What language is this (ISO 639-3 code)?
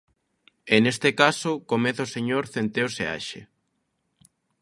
glg